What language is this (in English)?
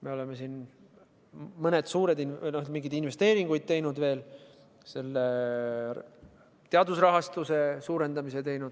Estonian